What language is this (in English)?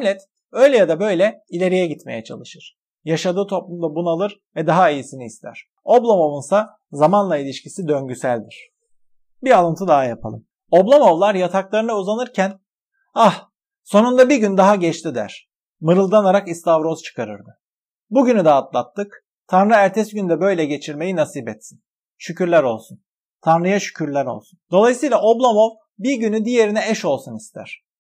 Turkish